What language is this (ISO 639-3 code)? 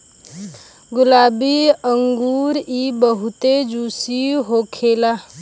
bho